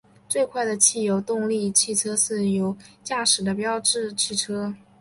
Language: Chinese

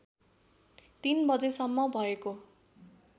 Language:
Nepali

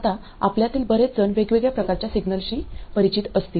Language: Marathi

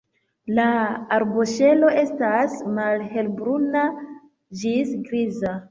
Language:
Esperanto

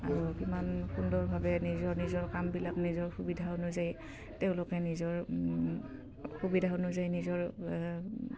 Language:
Assamese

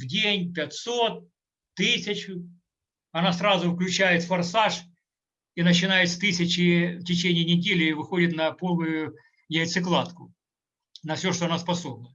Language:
Russian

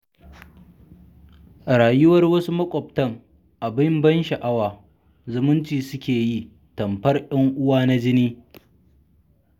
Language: Hausa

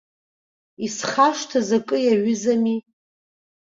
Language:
Abkhazian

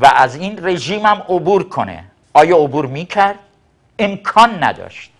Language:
Persian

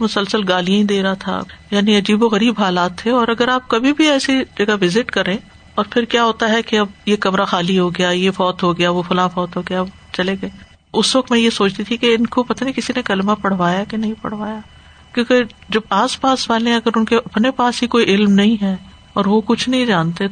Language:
Urdu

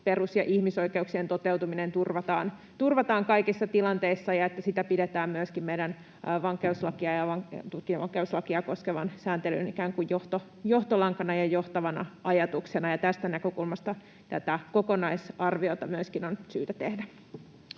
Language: Finnish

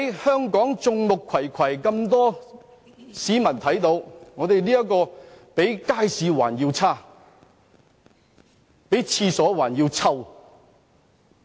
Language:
Cantonese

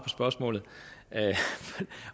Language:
Danish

